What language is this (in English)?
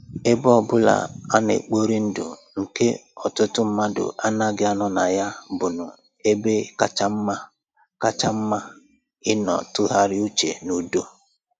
Igbo